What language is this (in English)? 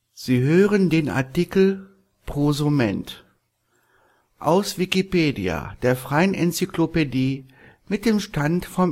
German